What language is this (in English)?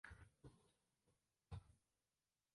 Chinese